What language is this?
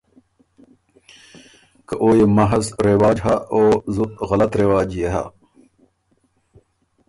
Ormuri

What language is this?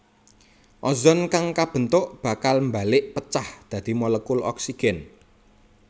Javanese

